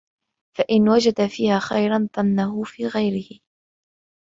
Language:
Arabic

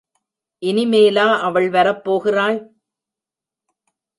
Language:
Tamil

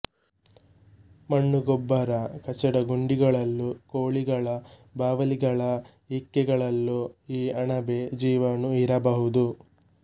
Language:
Kannada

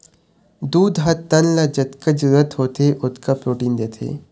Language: Chhattisgarhi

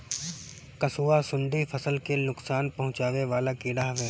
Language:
Bhojpuri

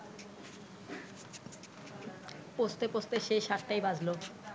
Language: Bangla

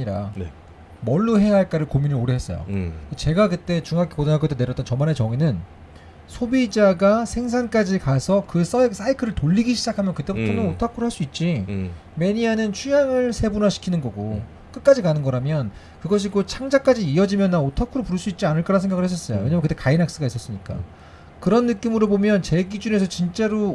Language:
Korean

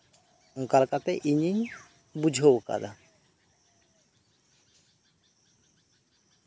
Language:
Santali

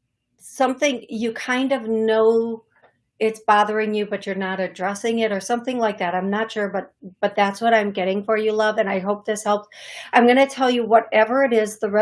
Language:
English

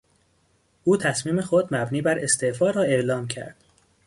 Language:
Persian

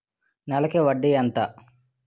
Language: Telugu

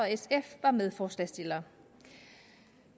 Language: Danish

